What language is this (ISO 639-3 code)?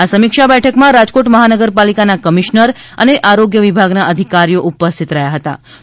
guj